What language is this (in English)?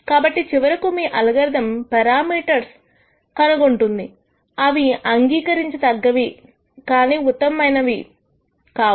Telugu